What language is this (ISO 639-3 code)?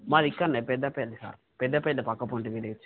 tel